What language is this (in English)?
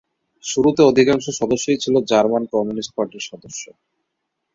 Bangla